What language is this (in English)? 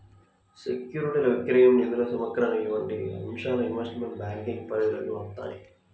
Telugu